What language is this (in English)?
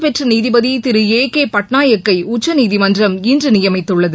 Tamil